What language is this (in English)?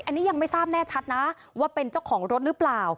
Thai